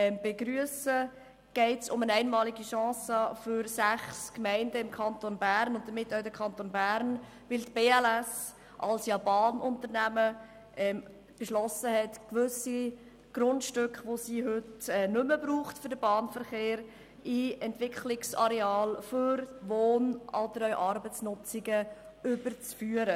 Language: Swiss German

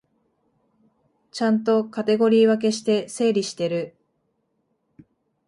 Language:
Japanese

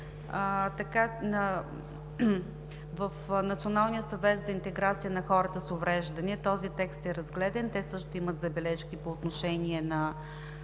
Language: Bulgarian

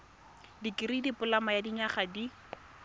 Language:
Tswana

